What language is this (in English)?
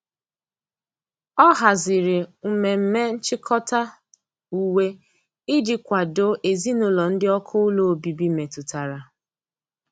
Igbo